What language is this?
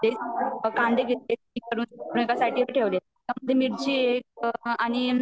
Marathi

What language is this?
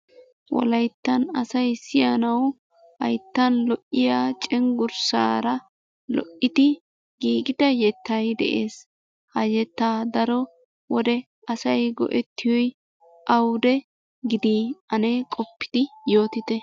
Wolaytta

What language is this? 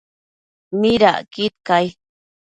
Matsés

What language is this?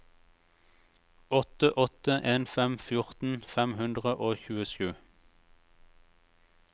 Norwegian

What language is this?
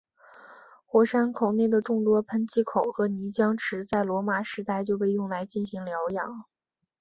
Chinese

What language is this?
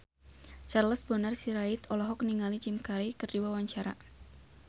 Sundanese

